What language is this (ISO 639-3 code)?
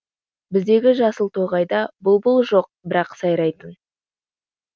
kaz